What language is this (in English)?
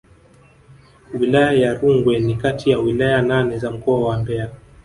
Swahili